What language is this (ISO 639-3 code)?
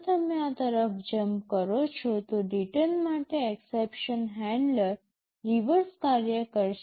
guj